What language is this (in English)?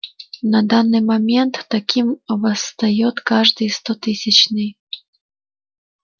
Russian